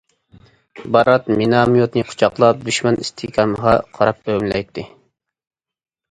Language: Uyghur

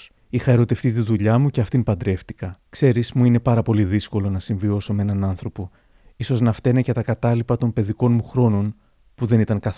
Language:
Greek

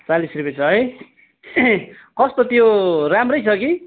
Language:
Nepali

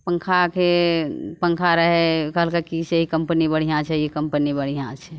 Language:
Maithili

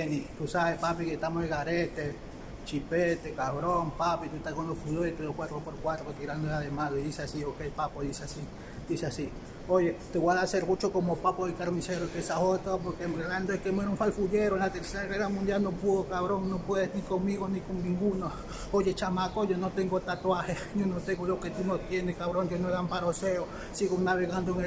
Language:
Spanish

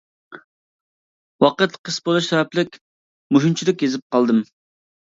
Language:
Uyghur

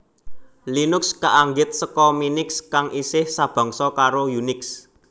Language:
Javanese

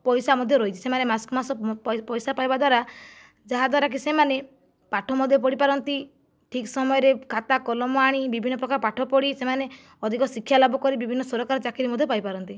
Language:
Odia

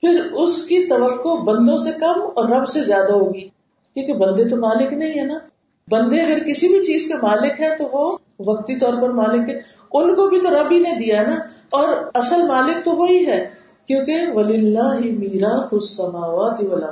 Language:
Urdu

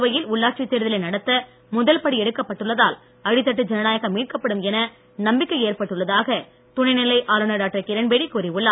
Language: Tamil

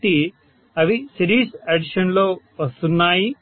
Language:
Telugu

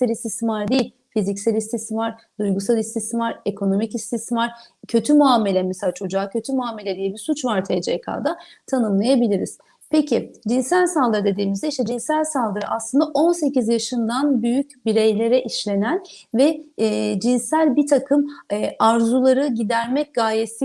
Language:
Turkish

